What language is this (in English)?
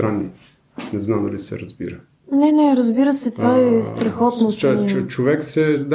Bulgarian